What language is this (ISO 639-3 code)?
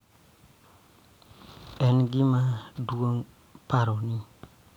luo